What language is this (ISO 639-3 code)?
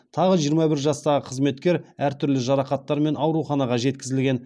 kaz